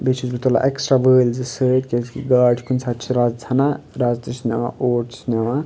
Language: Kashmiri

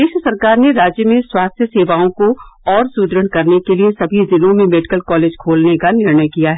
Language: Hindi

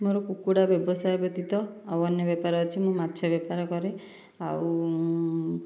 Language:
Odia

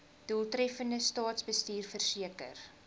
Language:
Afrikaans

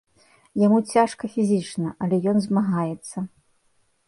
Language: Belarusian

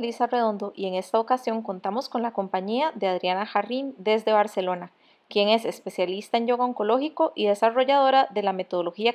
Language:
Spanish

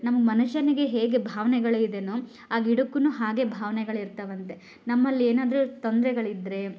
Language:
Kannada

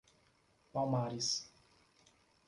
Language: Portuguese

